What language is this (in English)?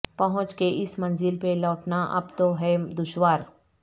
Urdu